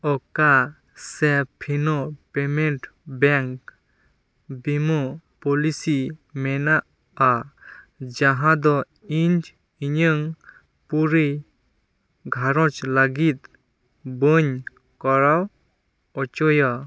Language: Santali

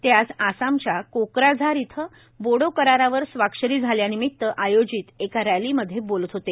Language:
Marathi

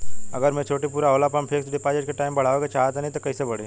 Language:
Bhojpuri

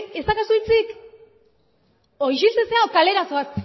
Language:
Basque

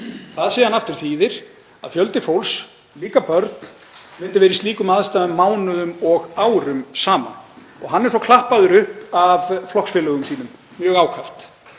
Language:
Icelandic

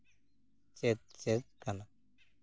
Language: Santali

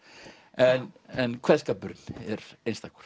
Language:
Icelandic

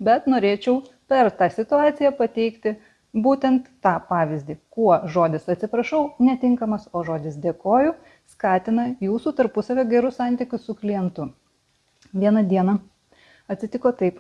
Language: Lithuanian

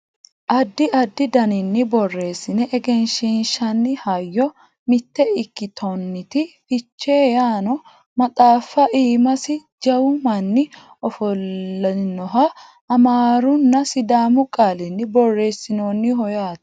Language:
Sidamo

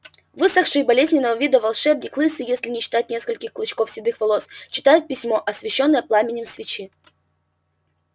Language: Russian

